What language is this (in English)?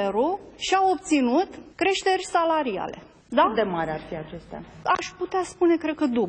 Romanian